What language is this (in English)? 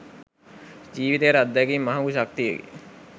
Sinhala